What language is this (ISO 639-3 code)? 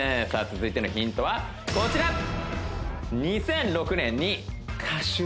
jpn